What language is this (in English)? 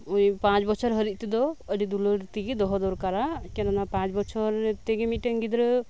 Santali